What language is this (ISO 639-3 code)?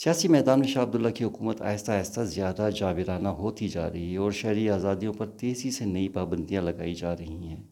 urd